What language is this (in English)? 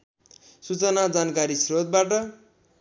Nepali